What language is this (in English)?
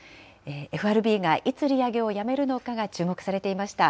Japanese